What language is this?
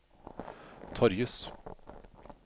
Norwegian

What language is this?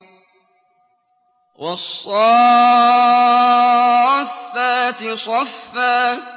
Arabic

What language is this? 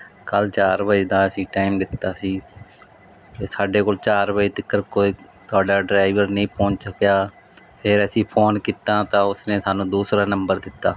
Punjabi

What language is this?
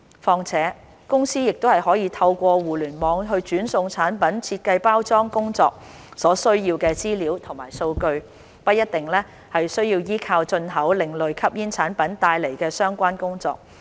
Cantonese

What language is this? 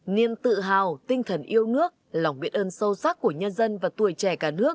Vietnamese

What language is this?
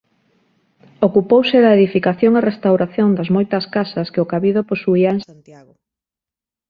Galician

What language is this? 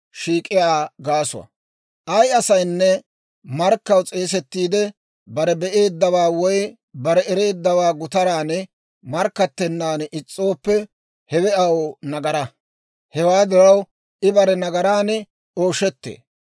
Dawro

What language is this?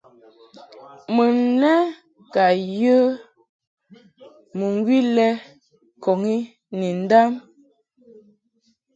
Mungaka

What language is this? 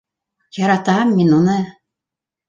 Bashkir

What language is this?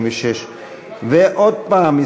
Hebrew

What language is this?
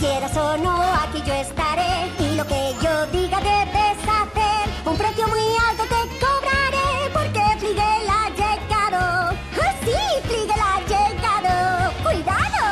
Spanish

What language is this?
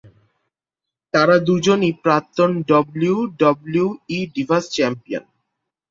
Bangla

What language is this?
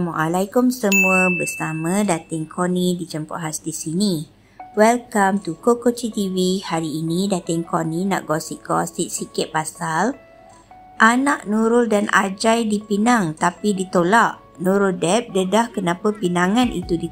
Malay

